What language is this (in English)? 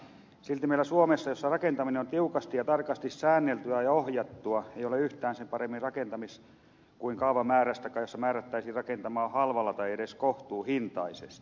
Finnish